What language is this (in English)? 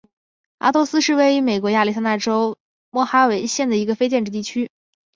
Chinese